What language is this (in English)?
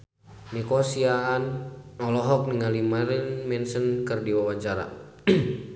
Sundanese